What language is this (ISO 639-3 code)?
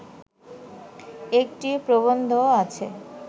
ben